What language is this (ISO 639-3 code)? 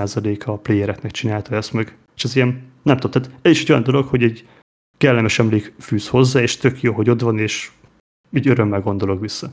hun